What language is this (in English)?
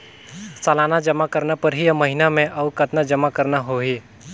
Chhattisgarhi